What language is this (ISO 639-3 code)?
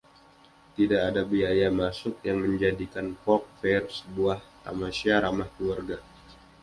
ind